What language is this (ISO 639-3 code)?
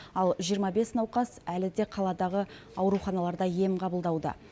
kaz